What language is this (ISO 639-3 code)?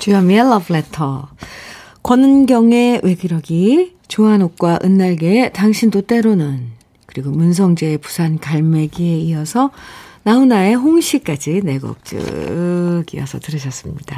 kor